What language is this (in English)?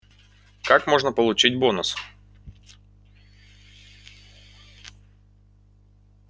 Russian